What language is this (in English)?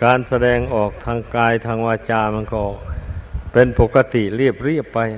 Thai